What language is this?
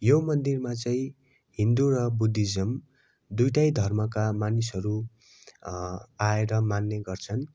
Nepali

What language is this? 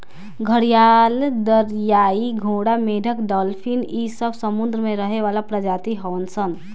Bhojpuri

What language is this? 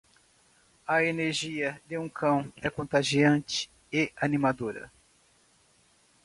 Portuguese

